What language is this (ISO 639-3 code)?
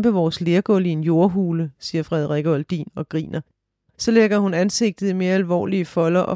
dan